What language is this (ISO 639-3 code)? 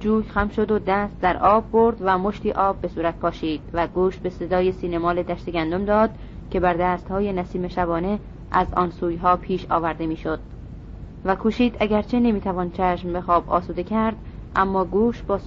fas